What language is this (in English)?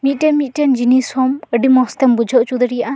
Santali